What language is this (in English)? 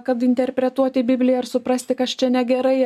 Lithuanian